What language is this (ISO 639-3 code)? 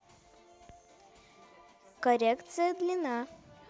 rus